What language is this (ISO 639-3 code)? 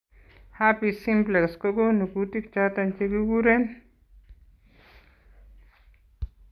kln